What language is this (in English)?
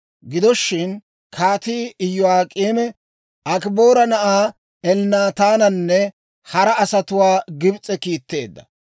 Dawro